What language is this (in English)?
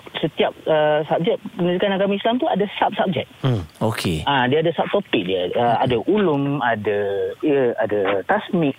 Malay